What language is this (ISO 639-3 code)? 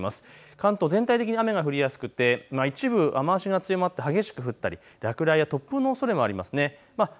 jpn